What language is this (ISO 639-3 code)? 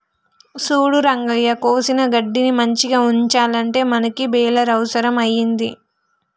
tel